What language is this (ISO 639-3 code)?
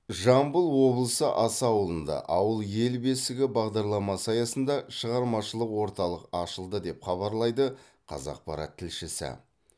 kaz